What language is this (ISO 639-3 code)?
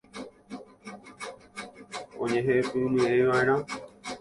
grn